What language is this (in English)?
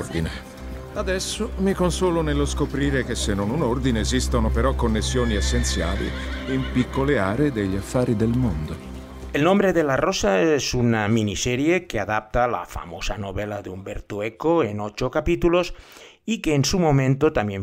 Spanish